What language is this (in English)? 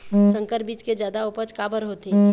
Chhattisgarhi